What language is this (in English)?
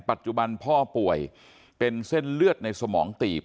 Thai